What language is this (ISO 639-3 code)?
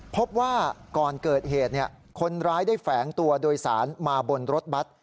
tha